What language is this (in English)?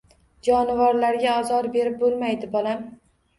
Uzbek